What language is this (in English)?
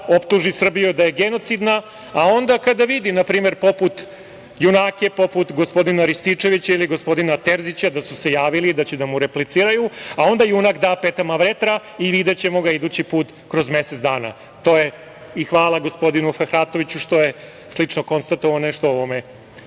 Serbian